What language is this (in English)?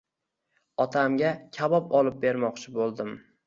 Uzbek